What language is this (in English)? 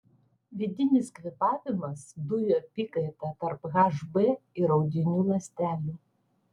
Lithuanian